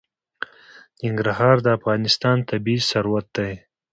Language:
Pashto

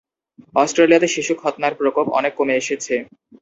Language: Bangla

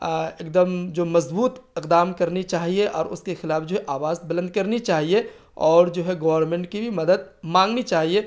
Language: Urdu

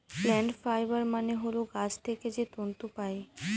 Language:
Bangla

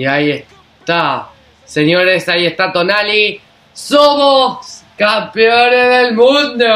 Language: Spanish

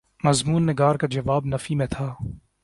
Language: Urdu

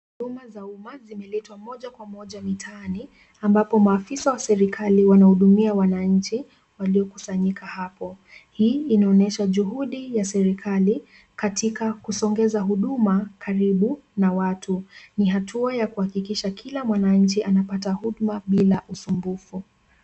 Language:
Swahili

